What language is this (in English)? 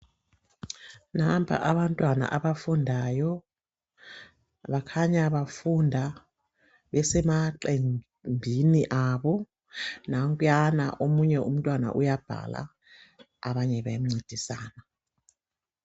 North Ndebele